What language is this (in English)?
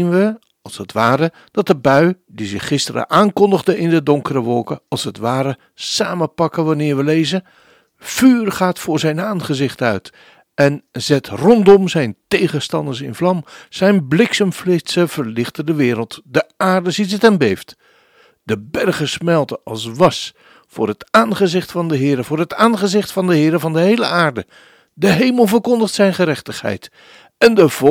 Dutch